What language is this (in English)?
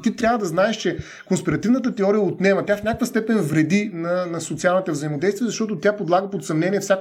Bulgarian